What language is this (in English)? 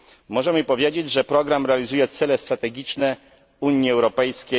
Polish